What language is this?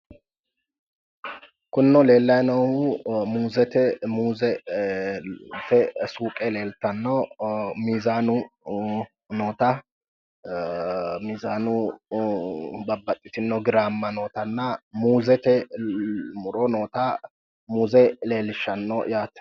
Sidamo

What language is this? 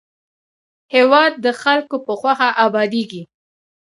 Pashto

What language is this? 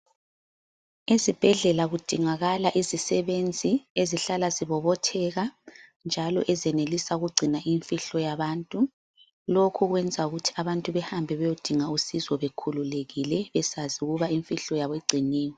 North Ndebele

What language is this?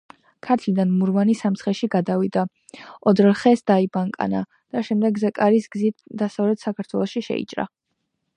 Georgian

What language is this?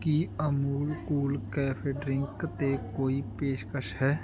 Punjabi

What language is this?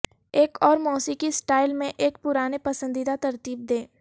Urdu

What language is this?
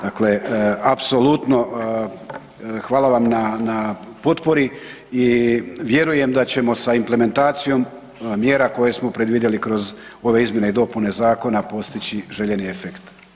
Croatian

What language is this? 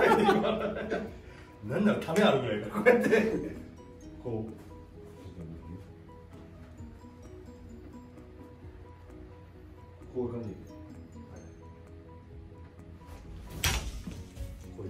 Japanese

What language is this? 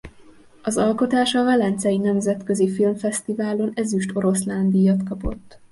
Hungarian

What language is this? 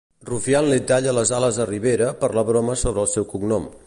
Catalan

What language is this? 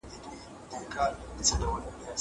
Pashto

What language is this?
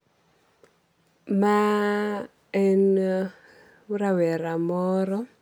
Luo (Kenya and Tanzania)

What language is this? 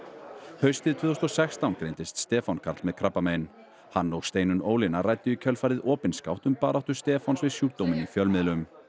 Icelandic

